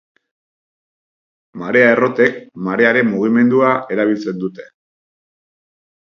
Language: Basque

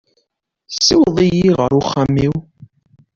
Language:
Kabyle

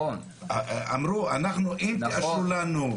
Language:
Hebrew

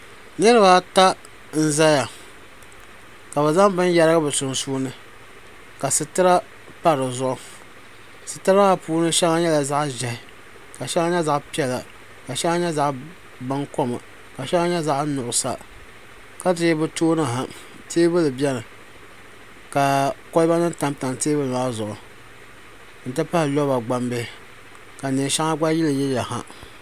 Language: Dagbani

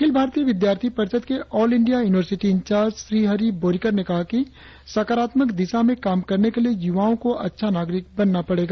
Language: Hindi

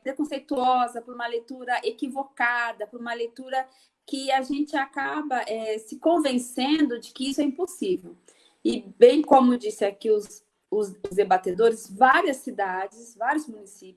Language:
Portuguese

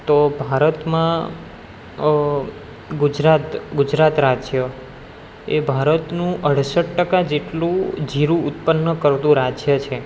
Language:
Gujarati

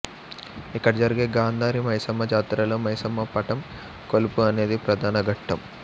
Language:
Telugu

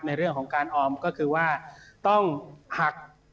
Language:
Thai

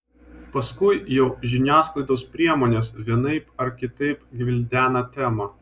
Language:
Lithuanian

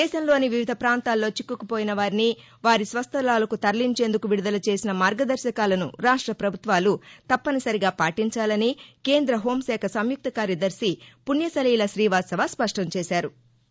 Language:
Telugu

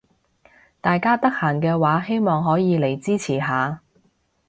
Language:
Cantonese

